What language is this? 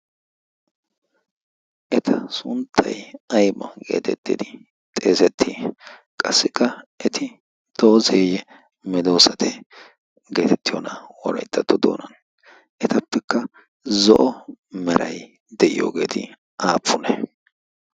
Wolaytta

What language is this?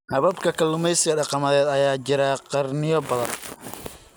Somali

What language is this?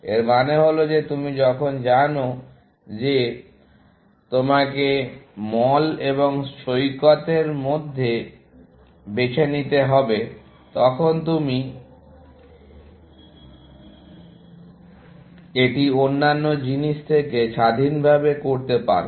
Bangla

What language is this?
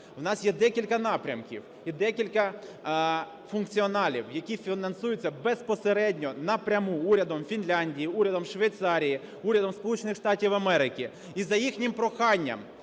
Ukrainian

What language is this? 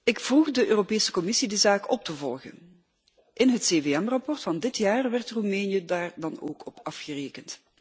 Dutch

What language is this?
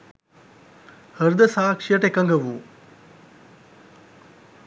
Sinhala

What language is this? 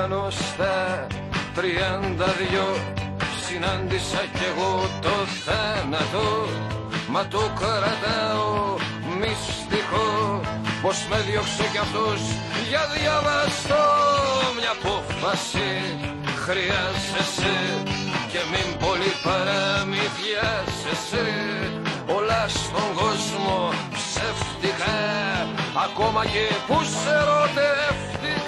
Greek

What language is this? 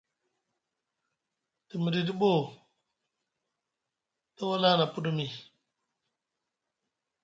Musgu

